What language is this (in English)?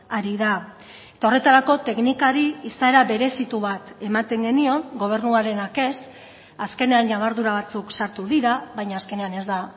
Basque